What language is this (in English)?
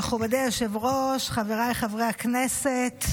Hebrew